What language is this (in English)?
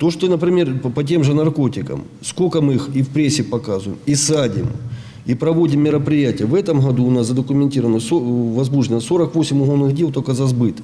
Ukrainian